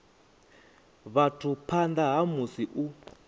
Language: Venda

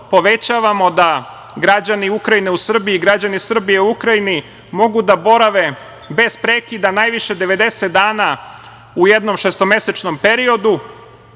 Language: Serbian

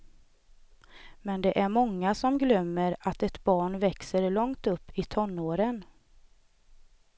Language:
Swedish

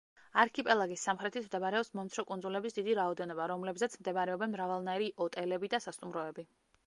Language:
Georgian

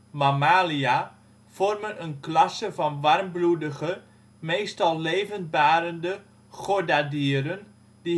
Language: Dutch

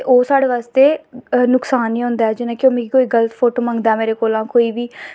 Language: Dogri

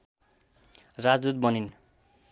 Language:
Nepali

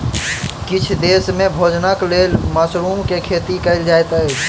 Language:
Maithili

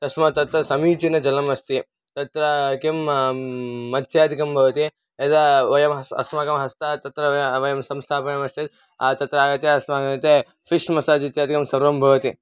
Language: Sanskrit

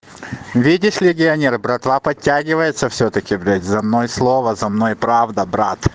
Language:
Russian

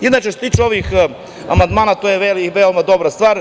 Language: Serbian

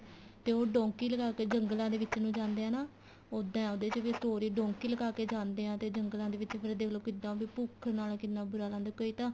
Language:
Punjabi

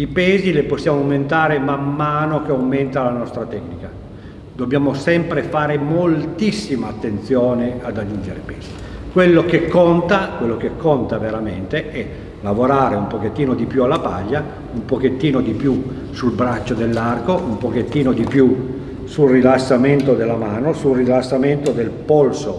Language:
Italian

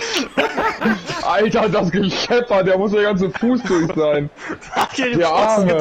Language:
German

